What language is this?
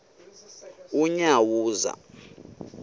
Xhosa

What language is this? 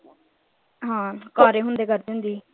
Punjabi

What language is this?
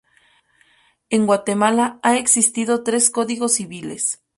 Spanish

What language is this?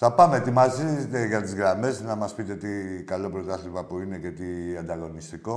Greek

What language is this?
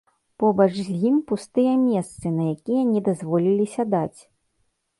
Belarusian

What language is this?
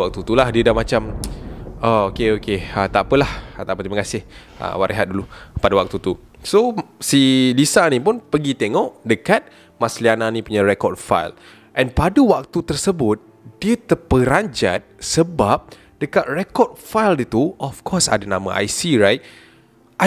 Malay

